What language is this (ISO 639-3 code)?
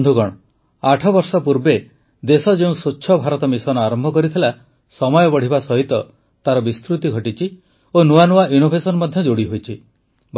ori